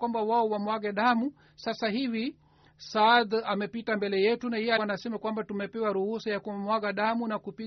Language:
Swahili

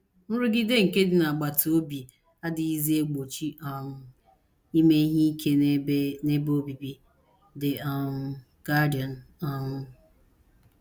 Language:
Igbo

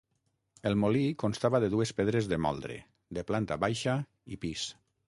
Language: Catalan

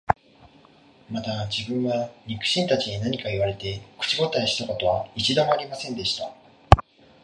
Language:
Japanese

